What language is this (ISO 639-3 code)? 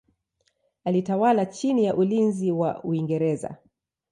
swa